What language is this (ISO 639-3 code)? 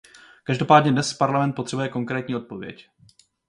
ces